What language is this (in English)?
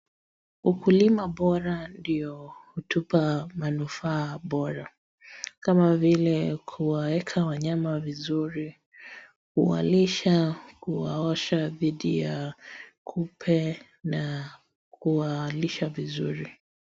Swahili